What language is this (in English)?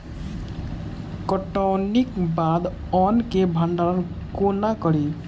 Maithili